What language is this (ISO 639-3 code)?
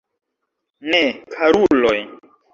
epo